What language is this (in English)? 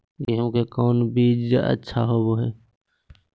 Magahi